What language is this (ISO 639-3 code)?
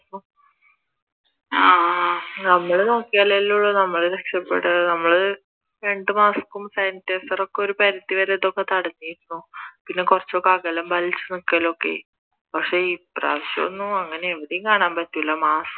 mal